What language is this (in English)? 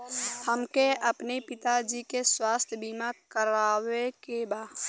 Bhojpuri